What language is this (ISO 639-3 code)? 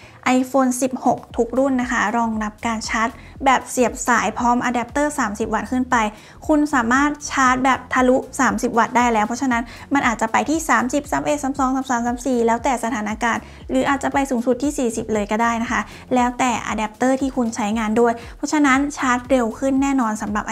tha